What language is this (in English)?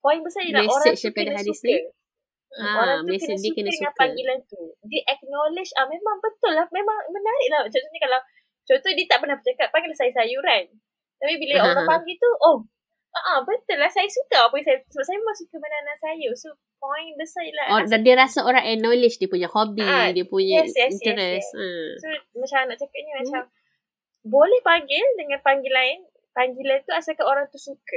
Malay